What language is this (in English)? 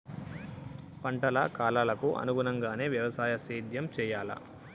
Telugu